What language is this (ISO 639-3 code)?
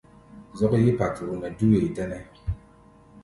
gba